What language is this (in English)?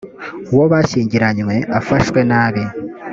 Kinyarwanda